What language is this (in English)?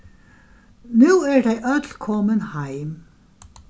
Faroese